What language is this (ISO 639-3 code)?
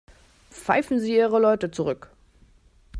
deu